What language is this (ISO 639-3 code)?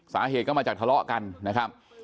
tha